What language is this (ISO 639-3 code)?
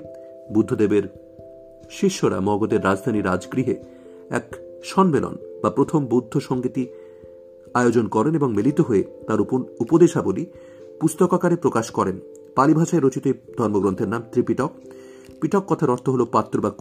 ben